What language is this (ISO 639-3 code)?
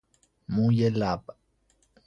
fas